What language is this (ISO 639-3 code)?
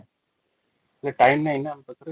ori